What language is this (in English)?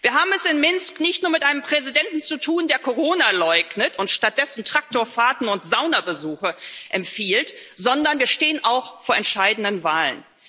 German